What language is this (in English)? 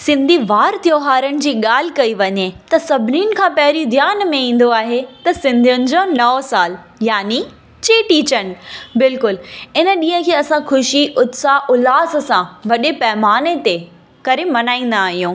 Sindhi